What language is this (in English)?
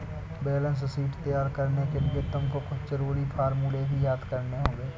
Hindi